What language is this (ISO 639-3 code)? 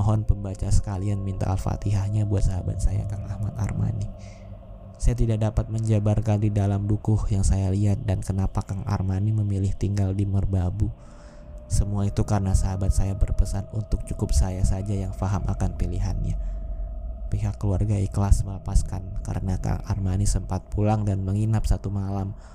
ind